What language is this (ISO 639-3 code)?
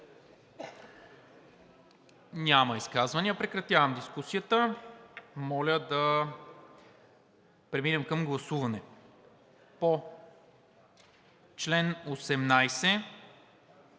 bul